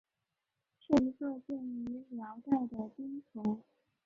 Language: Chinese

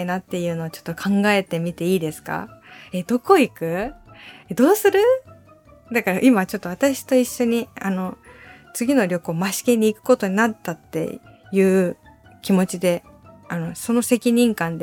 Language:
Japanese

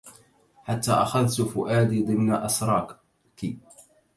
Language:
Arabic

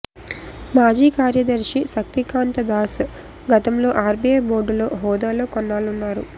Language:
Telugu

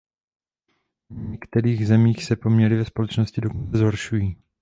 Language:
Czech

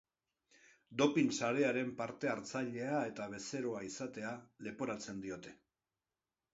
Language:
Basque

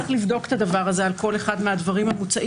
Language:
Hebrew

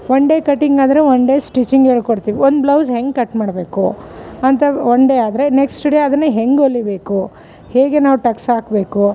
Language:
Kannada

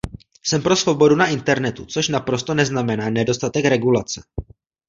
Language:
Czech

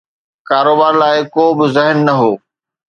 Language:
Sindhi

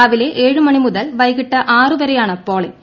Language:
Malayalam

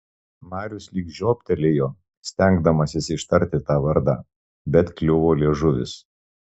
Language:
Lithuanian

